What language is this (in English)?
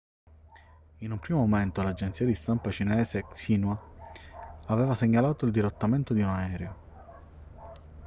Italian